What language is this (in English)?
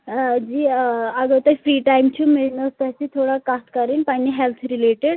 Kashmiri